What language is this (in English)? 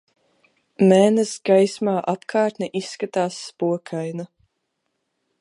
Latvian